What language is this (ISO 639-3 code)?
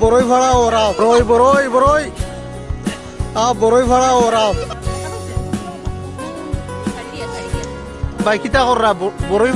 asm